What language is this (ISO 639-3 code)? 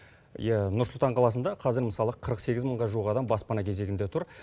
kaz